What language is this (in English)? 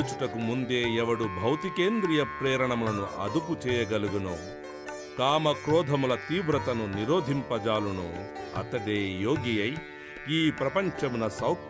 Telugu